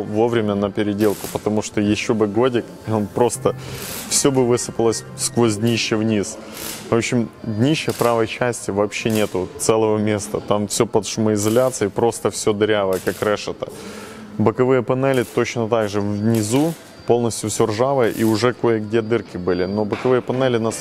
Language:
Russian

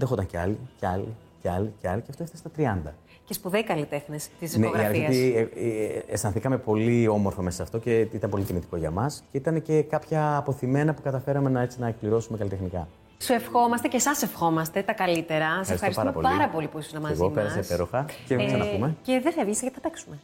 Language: Greek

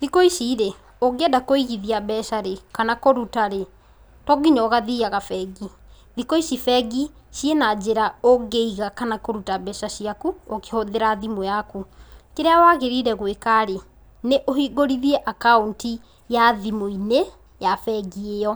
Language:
Kikuyu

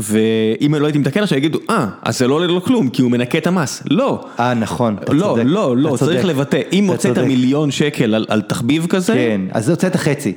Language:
Hebrew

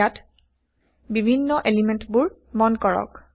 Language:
Assamese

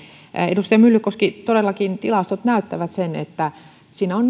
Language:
Finnish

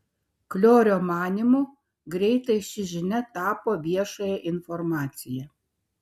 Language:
Lithuanian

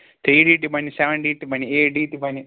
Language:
Kashmiri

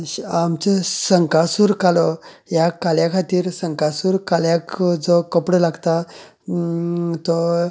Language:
Konkani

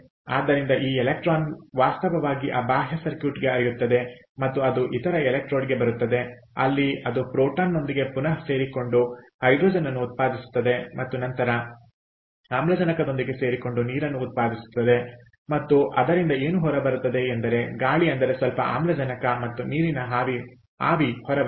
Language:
Kannada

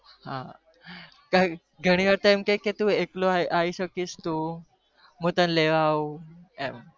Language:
Gujarati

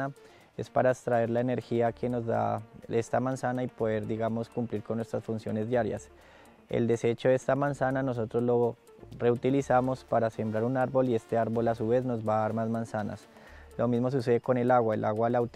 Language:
Spanish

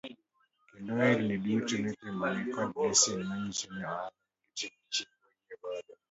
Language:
Luo (Kenya and Tanzania)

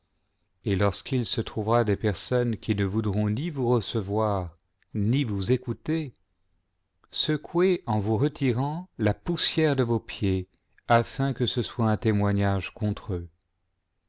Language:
French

